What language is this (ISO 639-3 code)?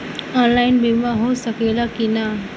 bho